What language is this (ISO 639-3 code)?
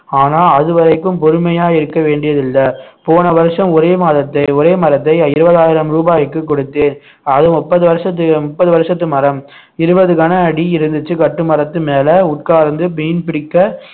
tam